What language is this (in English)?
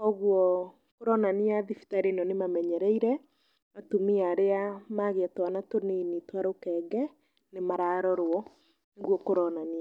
Kikuyu